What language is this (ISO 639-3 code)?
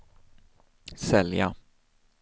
swe